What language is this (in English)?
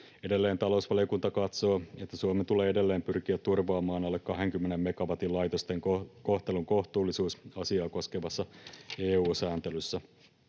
Finnish